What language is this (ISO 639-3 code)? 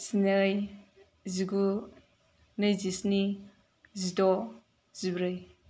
brx